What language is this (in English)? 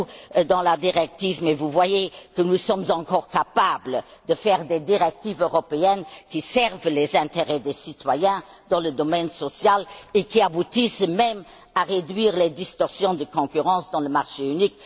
French